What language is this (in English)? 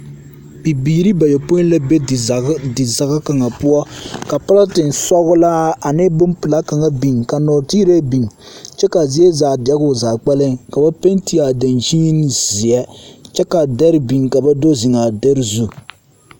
Southern Dagaare